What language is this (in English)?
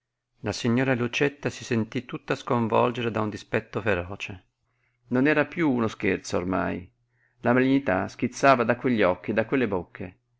Italian